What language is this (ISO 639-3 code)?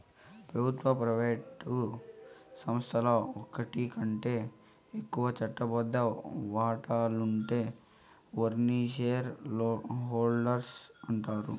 tel